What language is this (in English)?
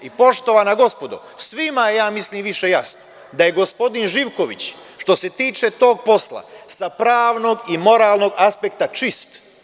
Serbian